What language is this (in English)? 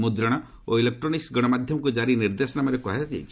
Odia